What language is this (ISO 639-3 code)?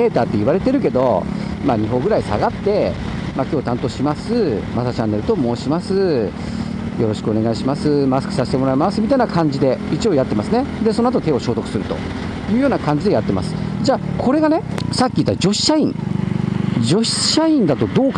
jpn